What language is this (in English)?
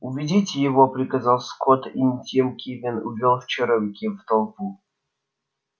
Russian